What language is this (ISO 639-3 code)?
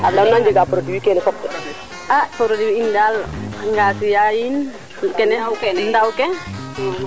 srr